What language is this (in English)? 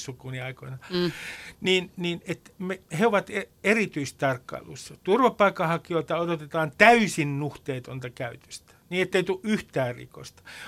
Finnish